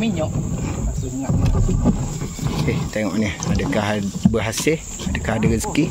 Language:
Malay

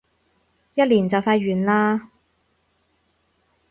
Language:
Cantonese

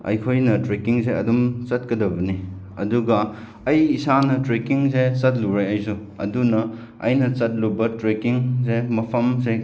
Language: Manipuri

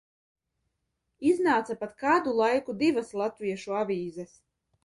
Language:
Latvian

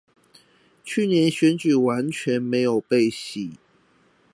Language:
Chinese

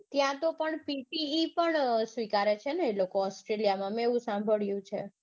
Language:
Gujarati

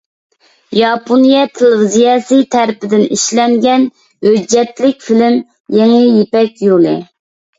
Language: Uyghur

